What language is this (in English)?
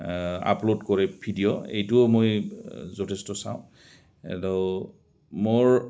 Assamese